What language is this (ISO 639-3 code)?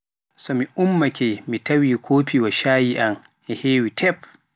fuf